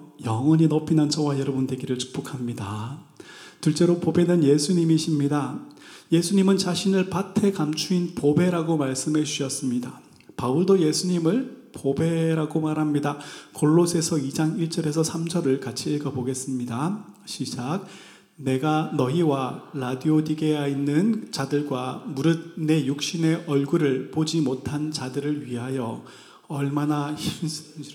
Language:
Korean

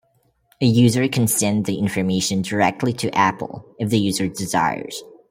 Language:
English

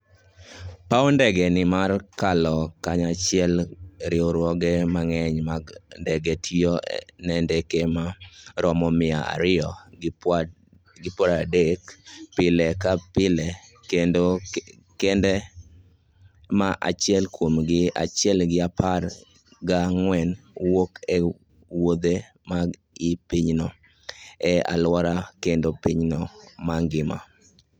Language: Luo (Kenya and Tanzania)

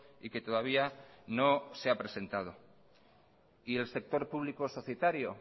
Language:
Spanish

